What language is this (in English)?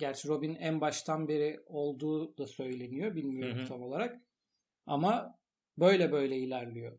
Turkish